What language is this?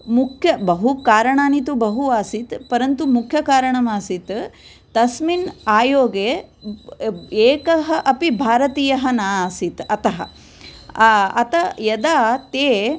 Sanskrit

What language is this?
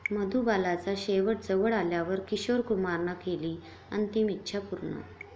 Marathi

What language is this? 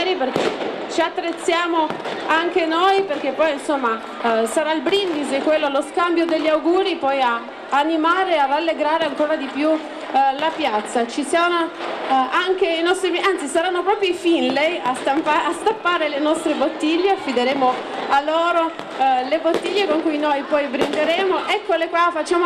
Italian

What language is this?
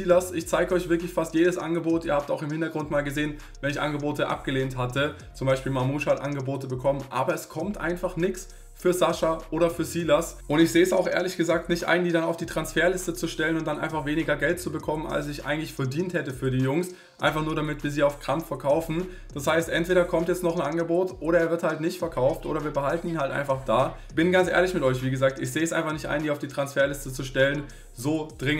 German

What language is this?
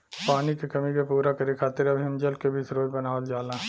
Bhojpuri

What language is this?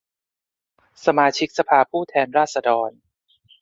Thai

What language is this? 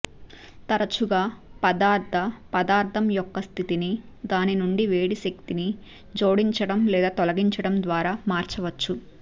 Telugu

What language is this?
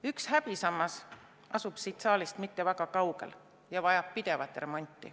Estonian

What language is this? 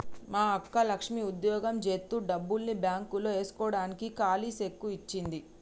Telugu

